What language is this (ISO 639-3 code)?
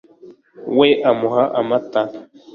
kin